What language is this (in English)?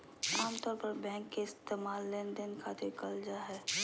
Magahi